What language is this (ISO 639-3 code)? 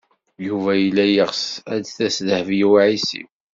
kab